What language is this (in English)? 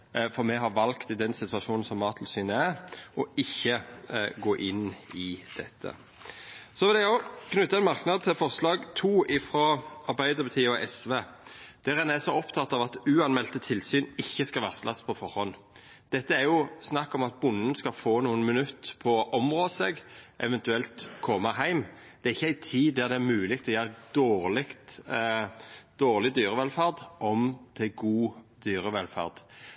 Norwegian Nynorsk